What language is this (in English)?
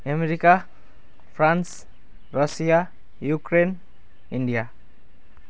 Nepali